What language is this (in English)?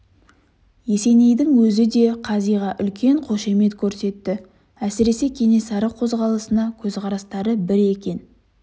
Kazakh